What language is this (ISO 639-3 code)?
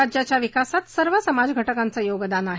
mar